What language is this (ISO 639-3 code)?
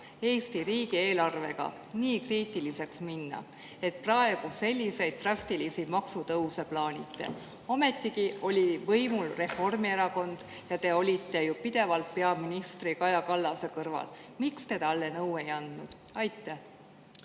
est